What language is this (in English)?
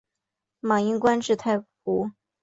Chinese